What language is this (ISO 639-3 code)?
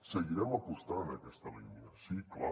cat